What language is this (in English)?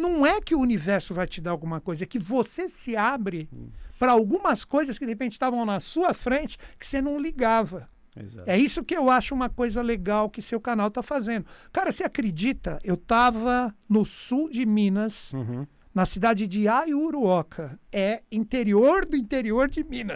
Portuguese